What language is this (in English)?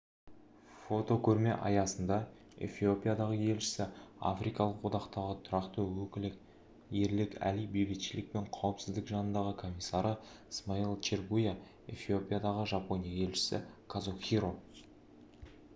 Kazakh